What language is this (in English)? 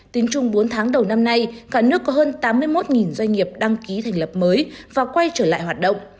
Vietnamese